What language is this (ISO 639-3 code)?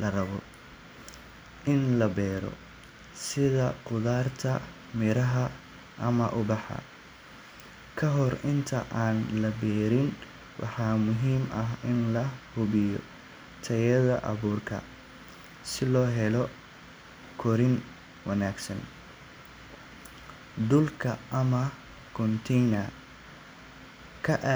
som